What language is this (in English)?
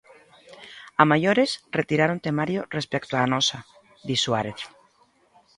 Galician